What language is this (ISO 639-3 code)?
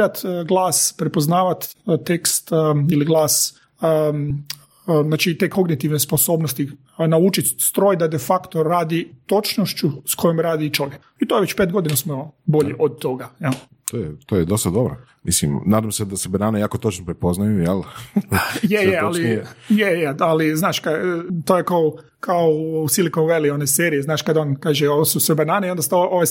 hrv